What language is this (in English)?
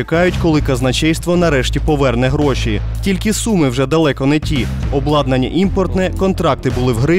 Ukrainian